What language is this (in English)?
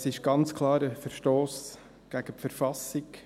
Swiss German